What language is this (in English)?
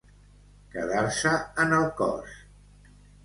Catalan